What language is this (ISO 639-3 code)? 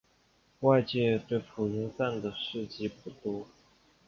zho